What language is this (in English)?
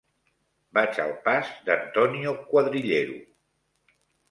Catalan